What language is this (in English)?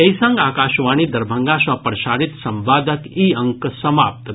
Maithili